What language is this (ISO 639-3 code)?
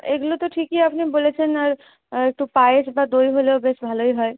ben